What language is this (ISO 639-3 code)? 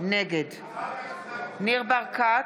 heb